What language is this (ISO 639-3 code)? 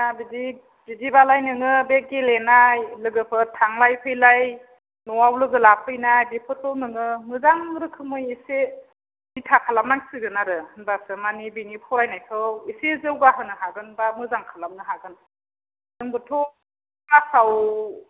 brx